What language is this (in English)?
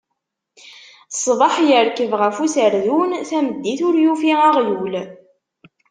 Kabyle